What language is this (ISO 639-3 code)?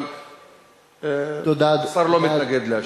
heb